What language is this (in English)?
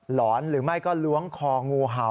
Thai